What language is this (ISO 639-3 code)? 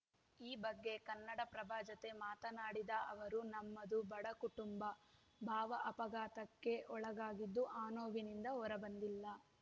kan